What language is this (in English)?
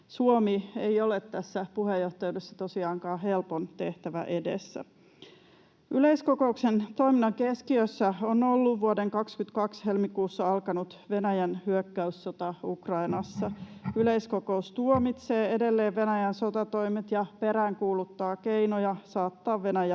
Finnish